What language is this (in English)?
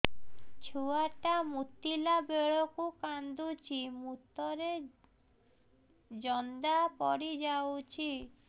Odia